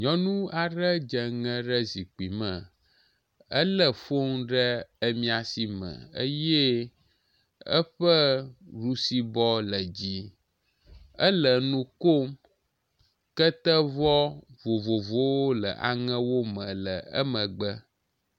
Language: Ewe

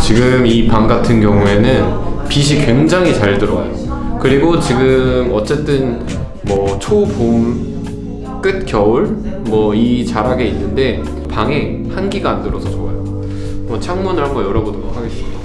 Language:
Korean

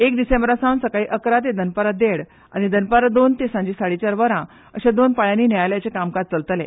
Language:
Konkani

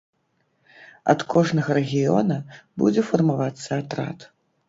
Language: Belarusian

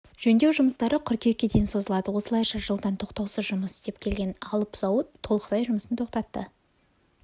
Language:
Kazakh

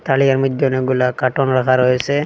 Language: Bangla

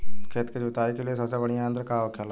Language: Bhojpuri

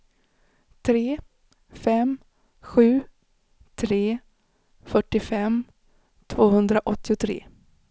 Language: Swedish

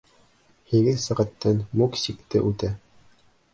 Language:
Bashkir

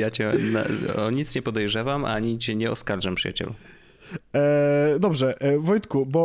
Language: Polish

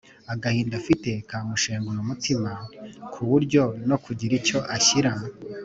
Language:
Kinyarwanda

